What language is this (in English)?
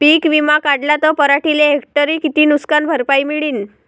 Marathi